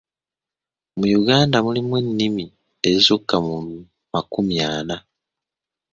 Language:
Ganda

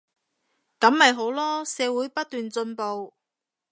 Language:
Cantonese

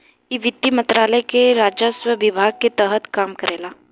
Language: Bhojpuri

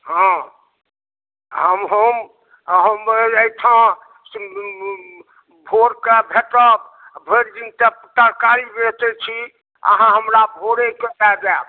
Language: Maithili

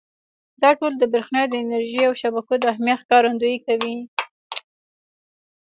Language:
Pashto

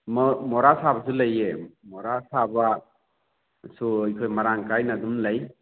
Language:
Manipuri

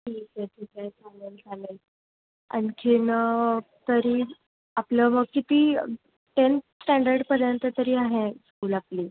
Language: Marathi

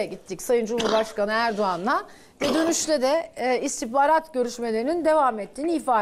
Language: Turkish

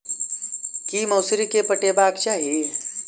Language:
Maithili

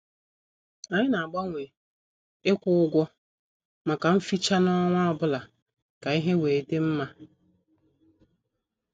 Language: Igbo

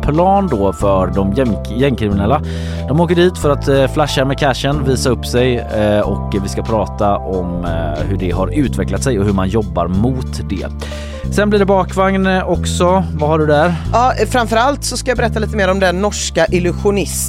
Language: Swedish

